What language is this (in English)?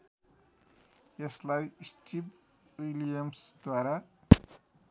Nepali